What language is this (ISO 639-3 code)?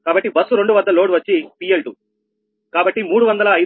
tel